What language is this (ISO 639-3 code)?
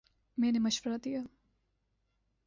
urd